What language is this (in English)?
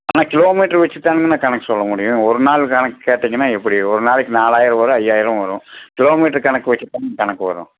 Tamil